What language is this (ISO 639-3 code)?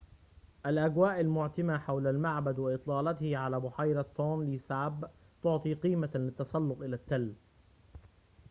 ara